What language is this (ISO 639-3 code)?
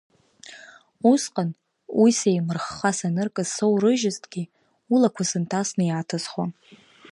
abk